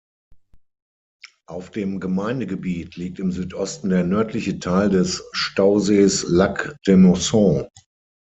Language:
German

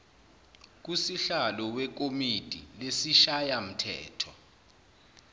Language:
Zulu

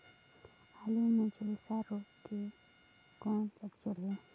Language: Chhattisgarhi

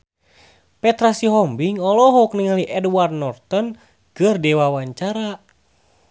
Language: Sundanese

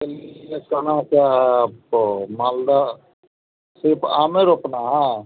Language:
Hindi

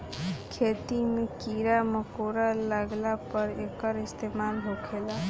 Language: Bhojpuri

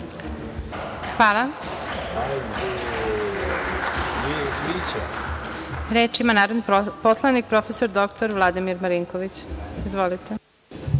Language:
Serbian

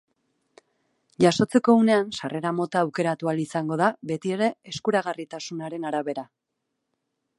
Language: Basque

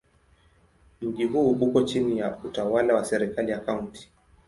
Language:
Swahili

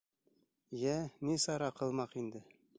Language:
Bashkir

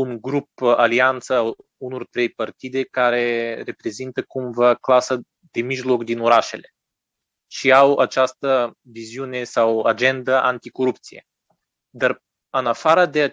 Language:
Romanian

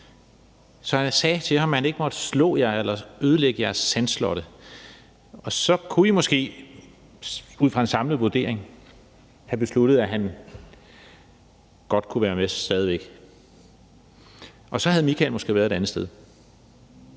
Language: Danish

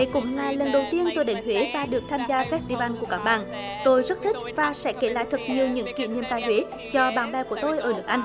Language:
Vietnamese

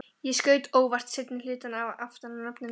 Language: Icelandic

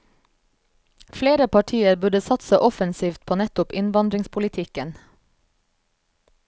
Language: Norwegian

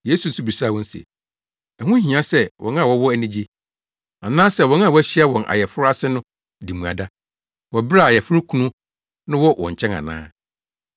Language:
Akan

